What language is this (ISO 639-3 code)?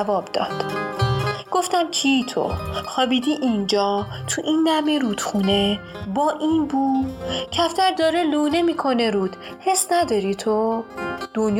fas